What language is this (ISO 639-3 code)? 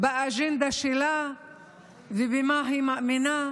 heb